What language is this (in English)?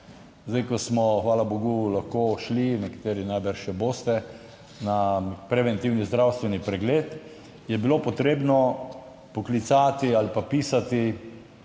Slovenian